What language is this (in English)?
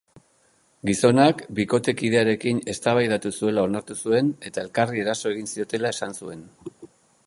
Basque